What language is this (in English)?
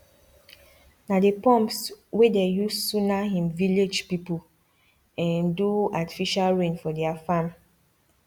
Nigerian Pidgin